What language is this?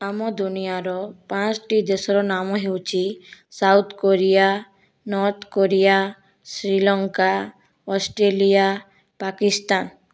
Odia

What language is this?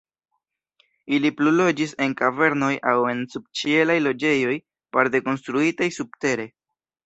Esperanto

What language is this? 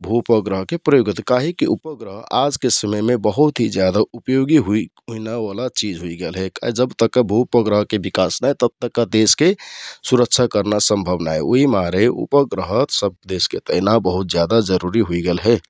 Kathoriya Tharu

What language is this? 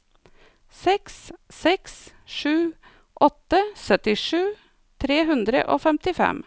Norwegian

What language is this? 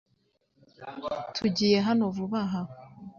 Kinyarwanda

